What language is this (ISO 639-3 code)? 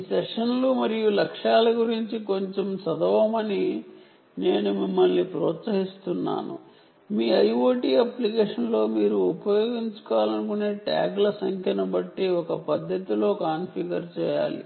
tel